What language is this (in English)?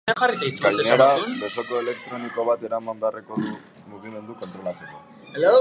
Basque